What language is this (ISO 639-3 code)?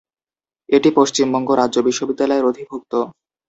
ben